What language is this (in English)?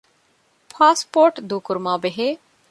Divehi